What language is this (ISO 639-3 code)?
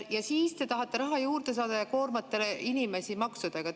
est